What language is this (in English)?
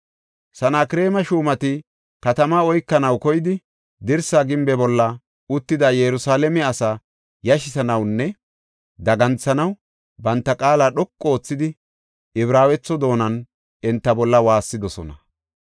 Gofa